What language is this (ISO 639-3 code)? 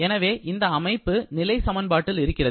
tam